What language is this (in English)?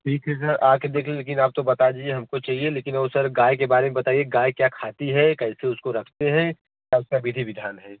Hindi